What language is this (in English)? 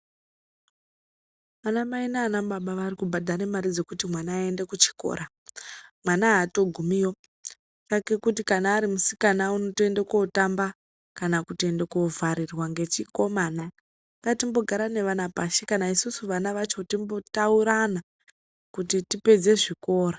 Ndau